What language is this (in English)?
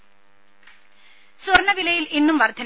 Malayalam